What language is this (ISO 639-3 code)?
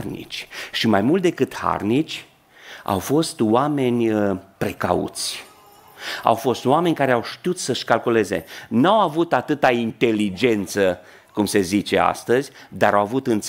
ron